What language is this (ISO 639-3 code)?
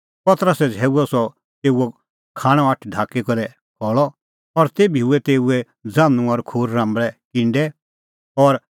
kfx